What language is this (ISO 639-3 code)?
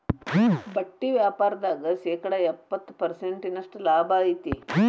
kan